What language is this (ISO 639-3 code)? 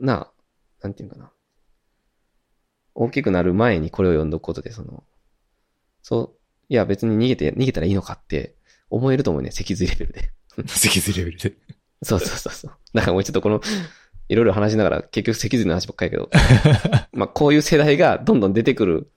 jpn